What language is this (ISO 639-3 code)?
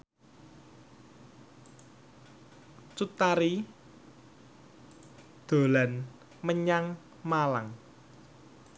jav